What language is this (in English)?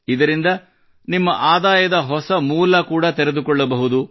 Kannada